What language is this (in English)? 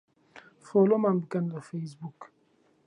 Central Kurdish